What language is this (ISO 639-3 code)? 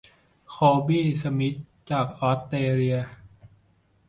tha